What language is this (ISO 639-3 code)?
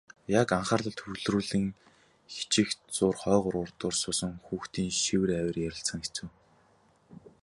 mon